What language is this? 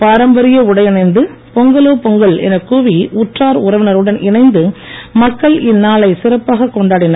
Tamil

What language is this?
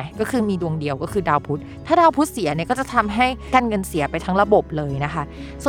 Thai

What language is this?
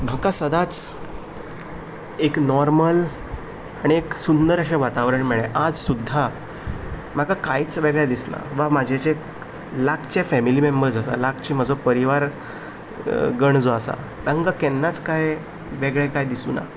Konkani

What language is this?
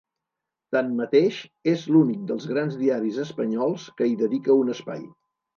Catalan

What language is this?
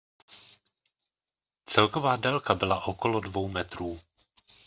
Czech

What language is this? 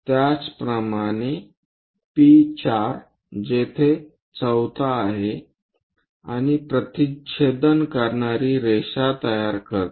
Marathi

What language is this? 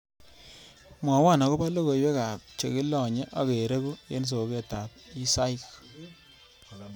Kalenjin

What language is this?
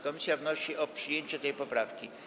Polish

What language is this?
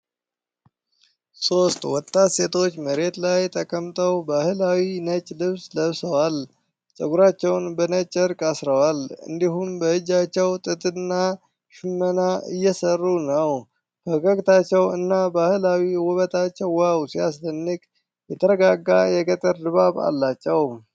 Amharic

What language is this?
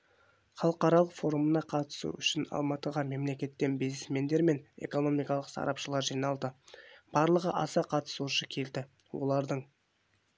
Kazakh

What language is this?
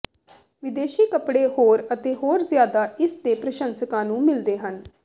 Punjabi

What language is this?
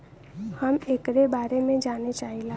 Bhojpuri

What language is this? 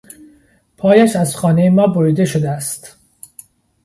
Persian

